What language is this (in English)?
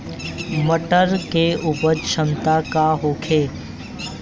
Bhojpuri